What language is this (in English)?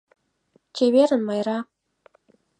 Mari